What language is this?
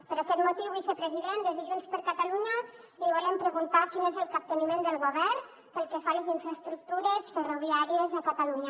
Catalan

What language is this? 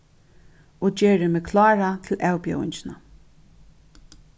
Faroese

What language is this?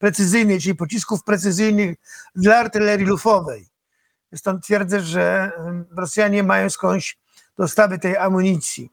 Polish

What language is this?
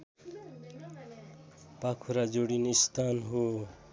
Nepali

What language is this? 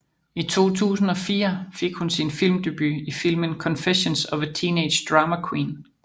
Danish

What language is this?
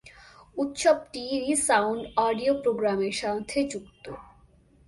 Bangla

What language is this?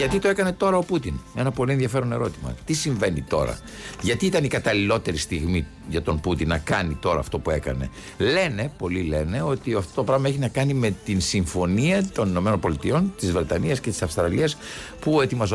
Greek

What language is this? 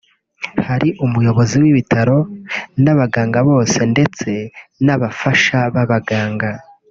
Kinyarwanda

